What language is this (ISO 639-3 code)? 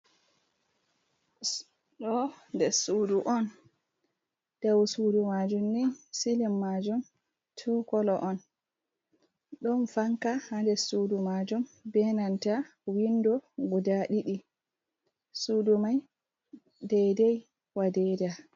ful